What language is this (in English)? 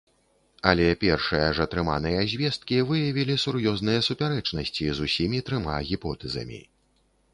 Belarusian